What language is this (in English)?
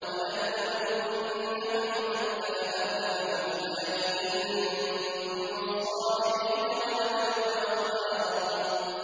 Arabic